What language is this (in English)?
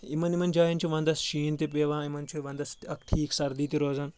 Kashmiri